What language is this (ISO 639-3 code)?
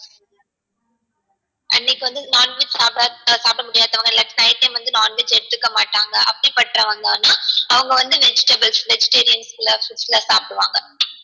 tam